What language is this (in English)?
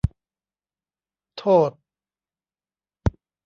Thai